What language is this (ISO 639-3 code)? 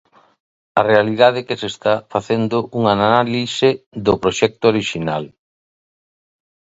glg